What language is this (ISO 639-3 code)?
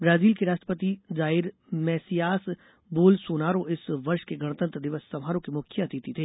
hin